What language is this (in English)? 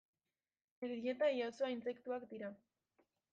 Basque